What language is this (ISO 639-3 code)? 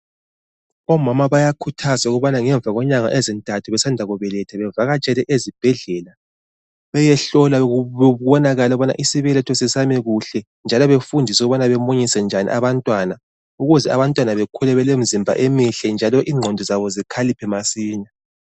nde